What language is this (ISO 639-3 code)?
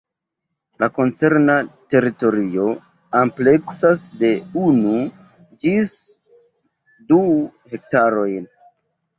epo